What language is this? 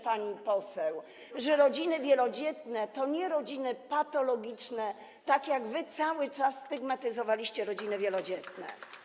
Polish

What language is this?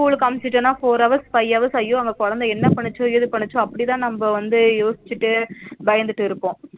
Tamil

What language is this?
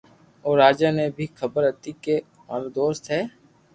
Loarki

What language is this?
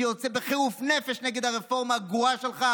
Hebrew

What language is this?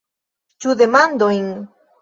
Esperanto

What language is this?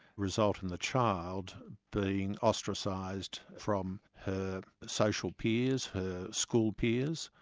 English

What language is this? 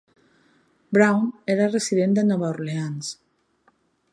Catalan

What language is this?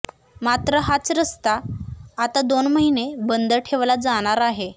Marathi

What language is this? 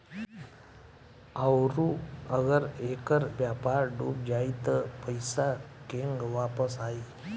Bhojpuri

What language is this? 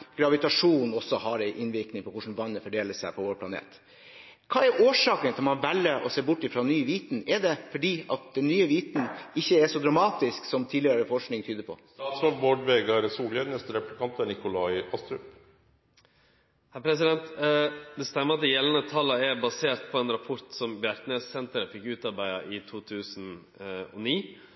Norwegian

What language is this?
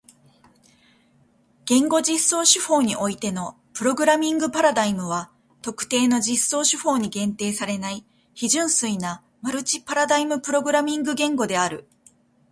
Japanese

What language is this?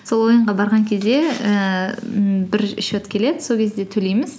Kazakh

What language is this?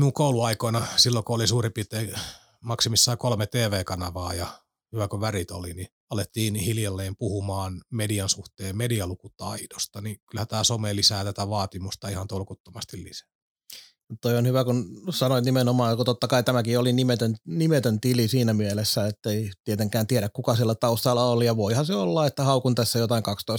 Finnish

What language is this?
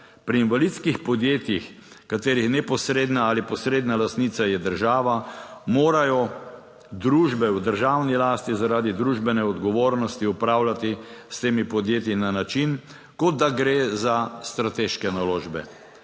Slovenian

